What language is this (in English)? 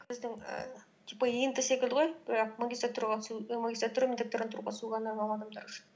Kazakh